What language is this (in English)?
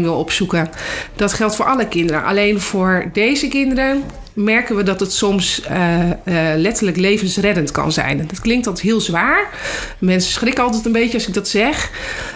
Dutch